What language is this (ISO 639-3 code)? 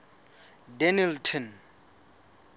sot